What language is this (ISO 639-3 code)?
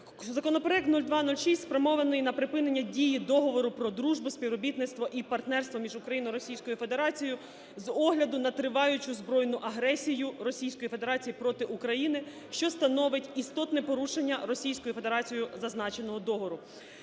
ukr